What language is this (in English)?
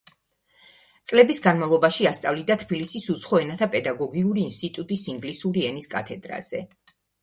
Georgian